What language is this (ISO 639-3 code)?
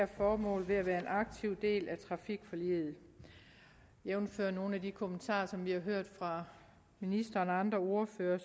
dan